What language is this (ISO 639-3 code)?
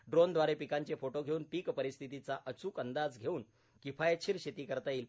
mar